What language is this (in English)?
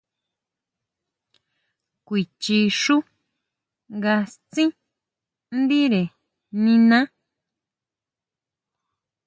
Huautla Mazatec